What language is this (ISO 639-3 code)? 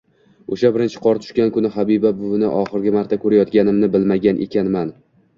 uzb